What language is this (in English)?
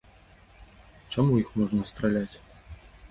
Belarusian